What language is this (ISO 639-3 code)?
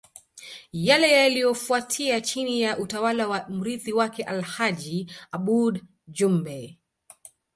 swa